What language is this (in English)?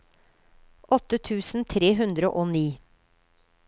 Norwegian